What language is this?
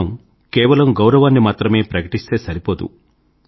Telugu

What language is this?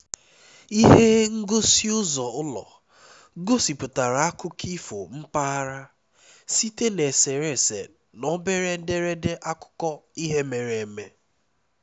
Igbo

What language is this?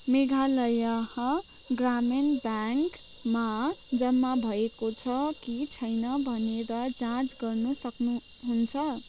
Nepali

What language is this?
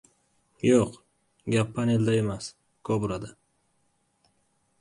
Uzbek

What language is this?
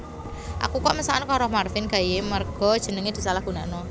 Javanese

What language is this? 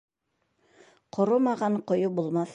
Bashkir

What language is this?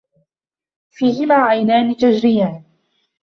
Arabic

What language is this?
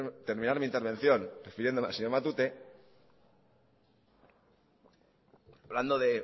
Spanish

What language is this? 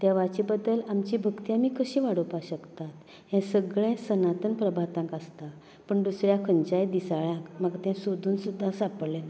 Konkani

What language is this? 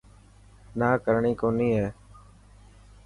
Dhatki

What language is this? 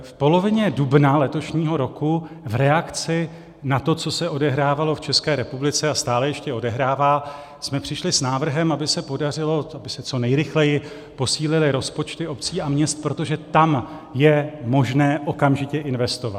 Czech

